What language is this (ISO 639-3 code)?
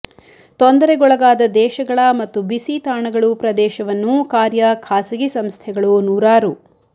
kan